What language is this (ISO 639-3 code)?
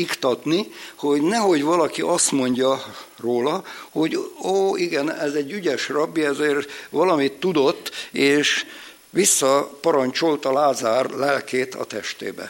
hun